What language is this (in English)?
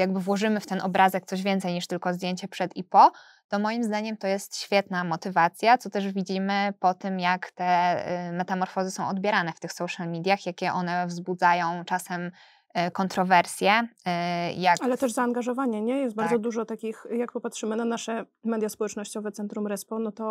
Polish